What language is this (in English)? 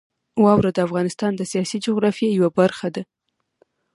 Pashto